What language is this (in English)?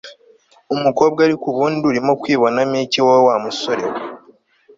Kinyarwanda